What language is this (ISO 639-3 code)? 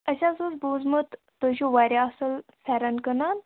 kas